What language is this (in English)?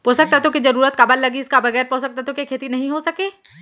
Chhattisgarhi